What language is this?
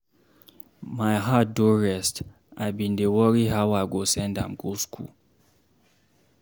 Nigerian Pidgin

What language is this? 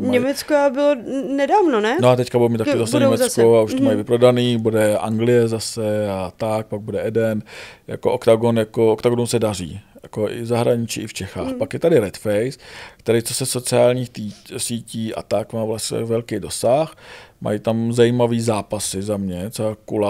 Czech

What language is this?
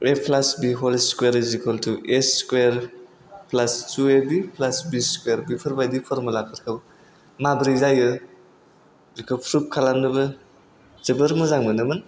Bodo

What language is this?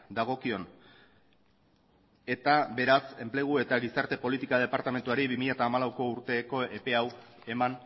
Basque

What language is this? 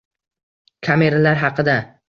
Uzbek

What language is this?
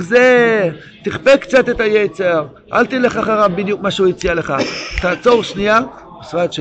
Hebrew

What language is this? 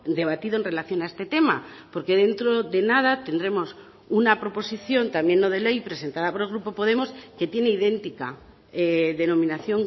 Spanish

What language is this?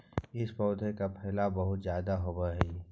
Magahi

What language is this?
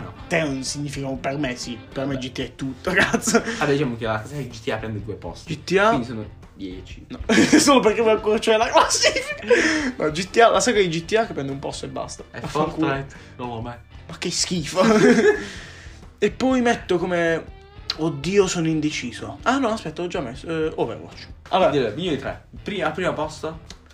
Italian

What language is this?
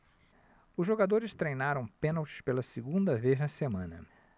Portuguese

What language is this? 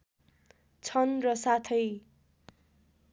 Nepali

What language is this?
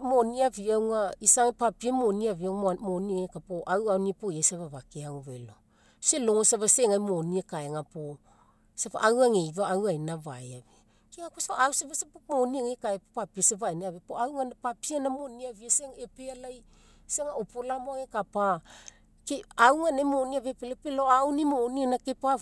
Mekeo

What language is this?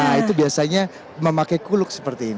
Indonesian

